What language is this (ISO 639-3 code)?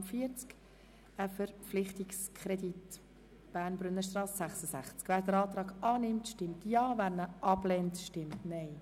gsw